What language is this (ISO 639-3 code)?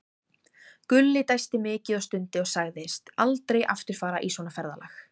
isl